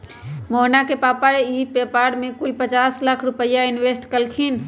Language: Magahi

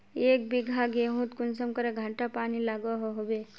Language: Magahi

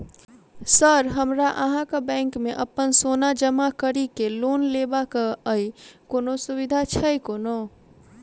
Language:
Maithili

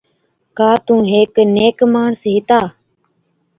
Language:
Od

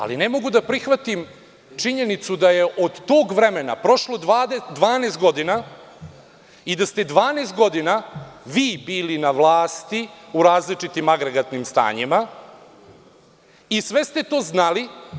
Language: Serbian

